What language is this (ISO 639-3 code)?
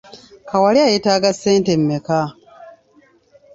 lug